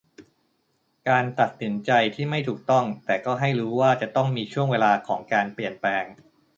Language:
Thai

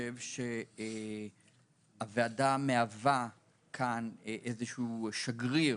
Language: Hebrew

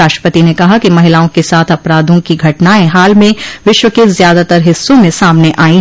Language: Hindi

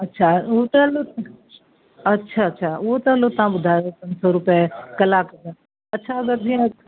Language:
Sindhi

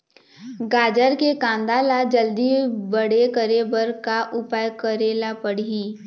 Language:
Chhattisgarhi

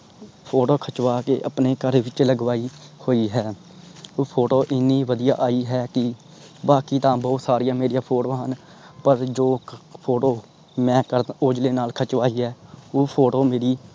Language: Punjabi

